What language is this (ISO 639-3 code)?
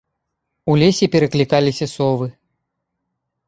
bel